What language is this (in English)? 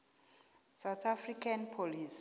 South Ndebele